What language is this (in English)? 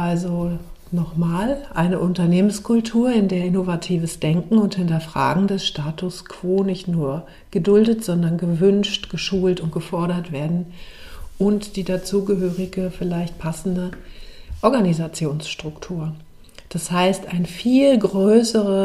German